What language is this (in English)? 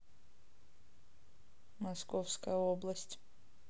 Russian